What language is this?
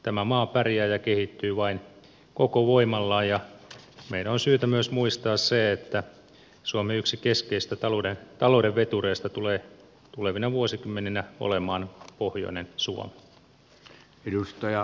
Finnish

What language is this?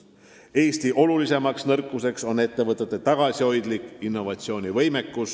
Estonian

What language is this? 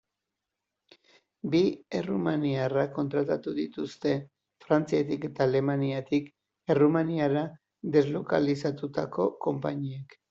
Basque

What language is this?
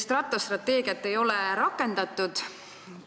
Estonian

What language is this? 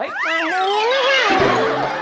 Thai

